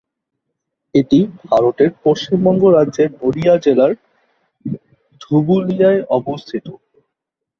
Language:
Bangla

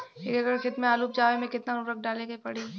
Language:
Bhojpuri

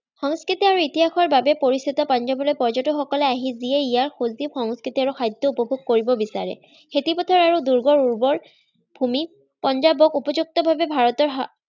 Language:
Assamese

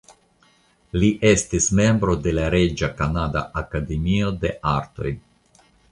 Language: Esperanto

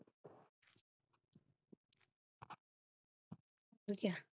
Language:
Punjabi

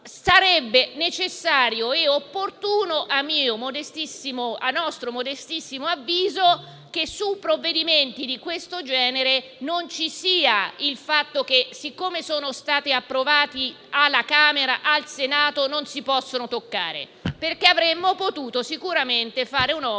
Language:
Italian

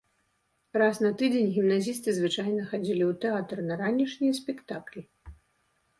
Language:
Belarusian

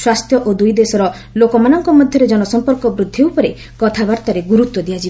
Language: Odia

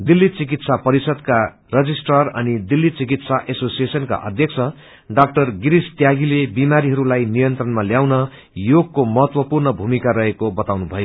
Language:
Nepali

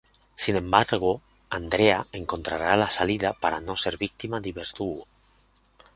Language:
Spanish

